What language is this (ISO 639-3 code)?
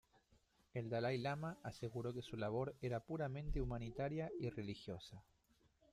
spa